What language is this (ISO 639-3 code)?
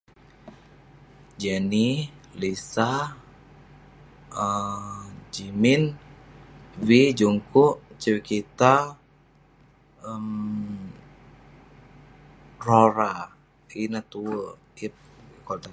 pne